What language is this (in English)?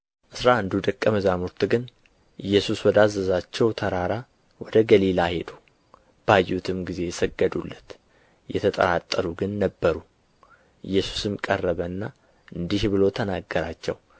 Amharic